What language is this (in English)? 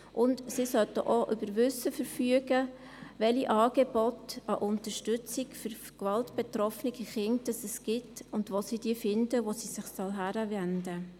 Swiss German